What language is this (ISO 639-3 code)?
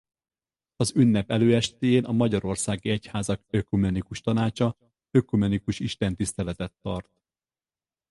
hun